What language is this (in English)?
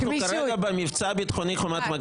Hebrew